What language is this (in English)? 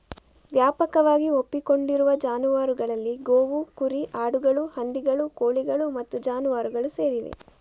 Kannada